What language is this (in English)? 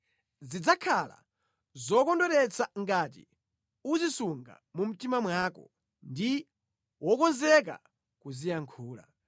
Nyanja